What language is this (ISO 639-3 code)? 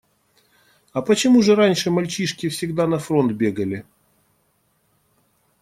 rus